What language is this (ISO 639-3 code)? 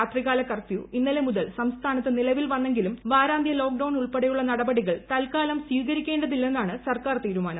mal